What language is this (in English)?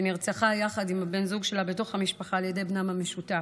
Hebrew